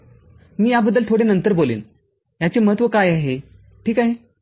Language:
Marathi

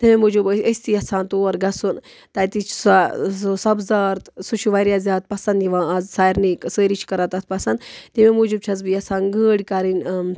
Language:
Kashmiri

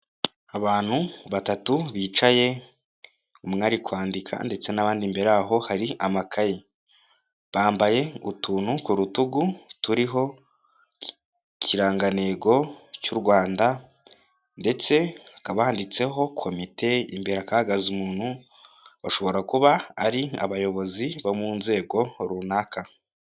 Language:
Kinyarwanda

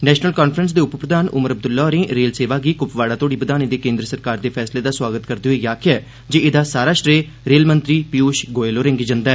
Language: Dogri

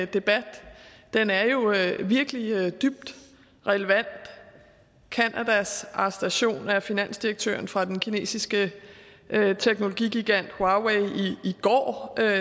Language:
Danish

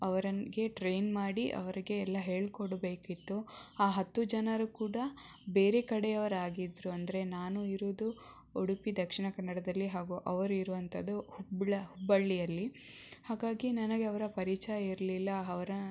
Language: Kannada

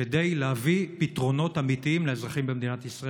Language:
Hebrew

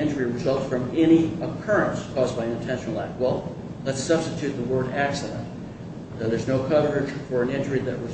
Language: English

